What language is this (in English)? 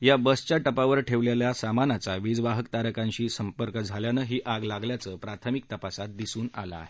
Marathi